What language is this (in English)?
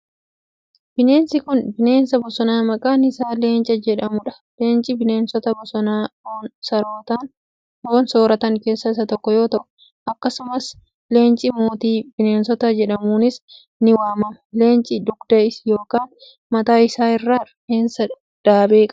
Oromo